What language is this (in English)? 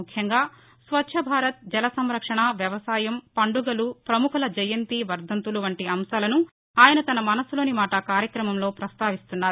Telugu